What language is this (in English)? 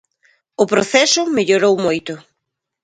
Galician